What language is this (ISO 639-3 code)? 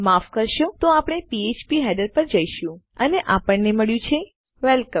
guj